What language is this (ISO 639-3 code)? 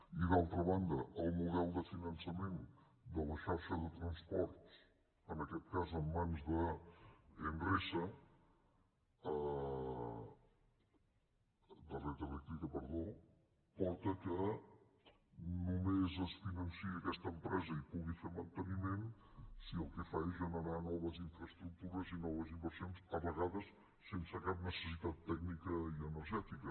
cat